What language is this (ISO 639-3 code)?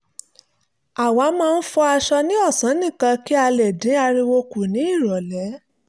yor